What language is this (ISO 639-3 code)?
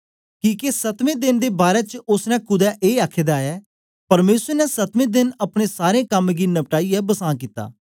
doi